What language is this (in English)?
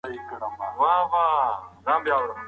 Pashto